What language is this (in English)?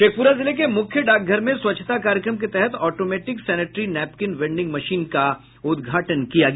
Hindi